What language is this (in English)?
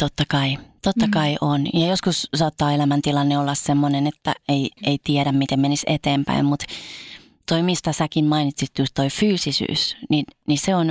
Finnish